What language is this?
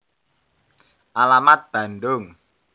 Javanese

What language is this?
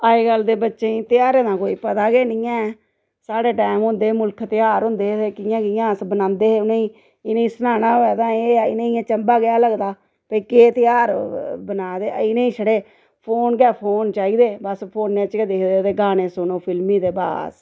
Dogri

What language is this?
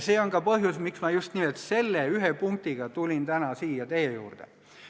Estonian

